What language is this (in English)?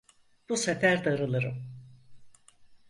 Turkish